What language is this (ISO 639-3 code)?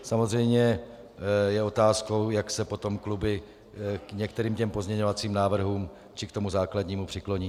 ces